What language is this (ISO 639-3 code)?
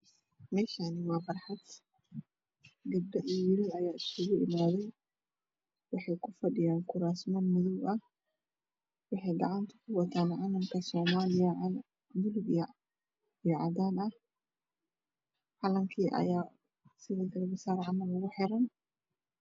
som